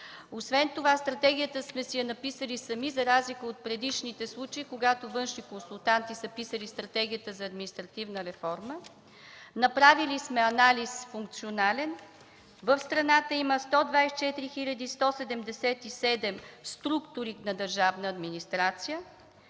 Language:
Bulgarian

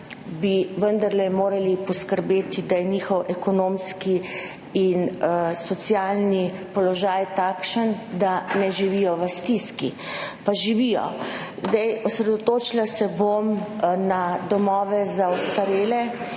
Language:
Slovenian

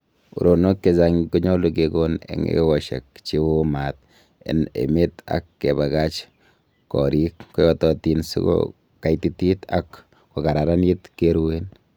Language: Kalenjin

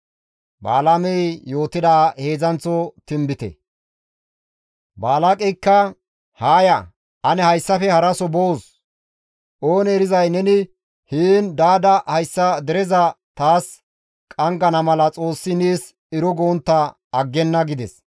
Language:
Gamo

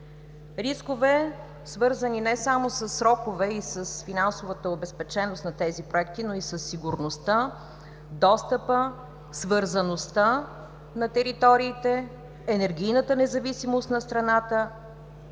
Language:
Bulgarian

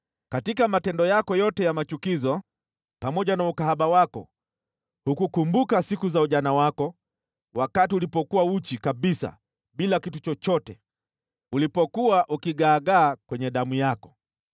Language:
Swahili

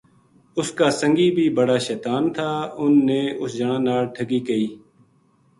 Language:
Gujari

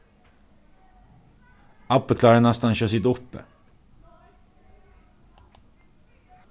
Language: Faroese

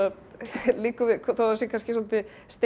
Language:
Icelandic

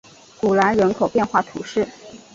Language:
Chinese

